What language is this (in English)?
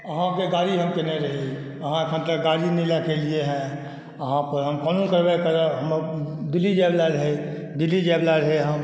Maithili